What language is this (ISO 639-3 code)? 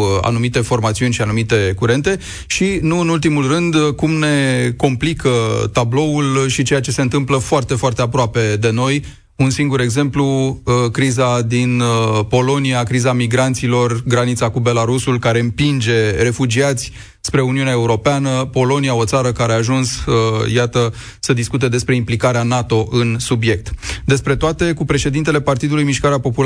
ron